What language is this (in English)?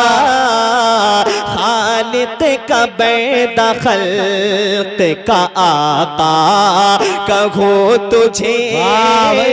Hindi